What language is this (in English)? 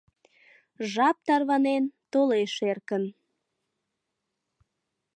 Mari